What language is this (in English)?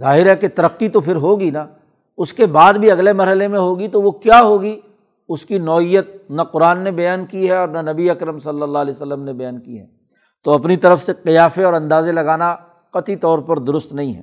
Urdu